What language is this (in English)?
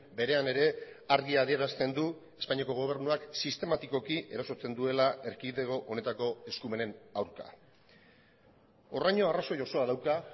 Basque